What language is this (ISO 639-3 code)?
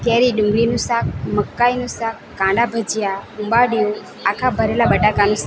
guj